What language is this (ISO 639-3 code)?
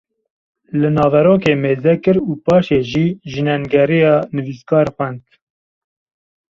kur